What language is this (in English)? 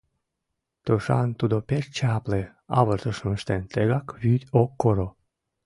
Mari